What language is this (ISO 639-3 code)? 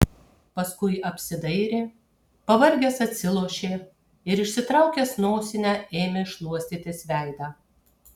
lit